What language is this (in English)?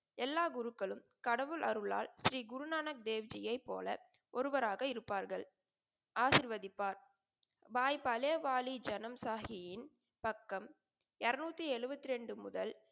Tamil